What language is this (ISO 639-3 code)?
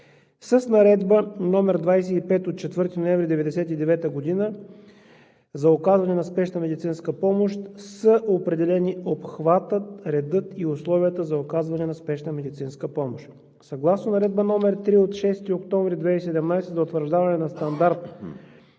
bul